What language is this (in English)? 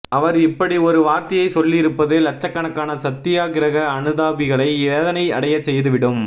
Tamil